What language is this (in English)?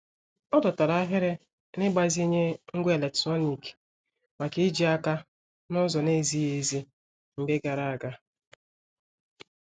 Igbo